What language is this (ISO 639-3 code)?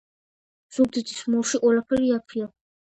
kat